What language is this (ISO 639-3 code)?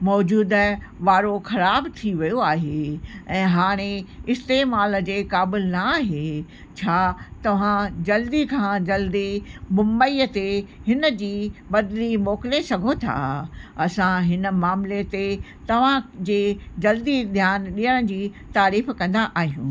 snd